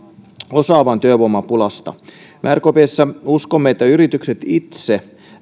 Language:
Finnish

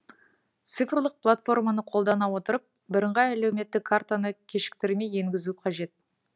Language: Kazakh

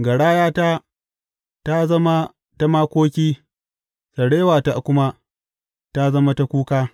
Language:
Hausa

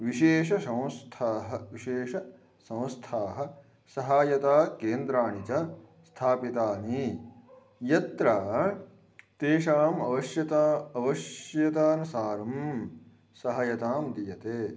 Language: Sanskrit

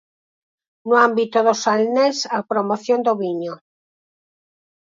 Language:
Galician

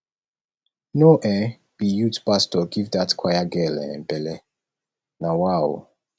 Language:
Nigerian Pidgin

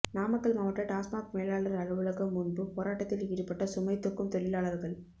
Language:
Tamil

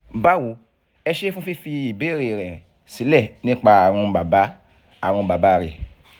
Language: Yoruba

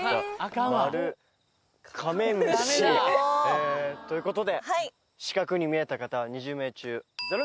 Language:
Japanese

